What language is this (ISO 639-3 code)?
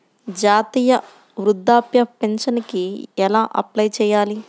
tel